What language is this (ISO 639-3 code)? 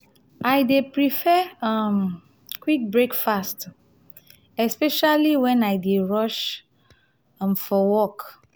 pcm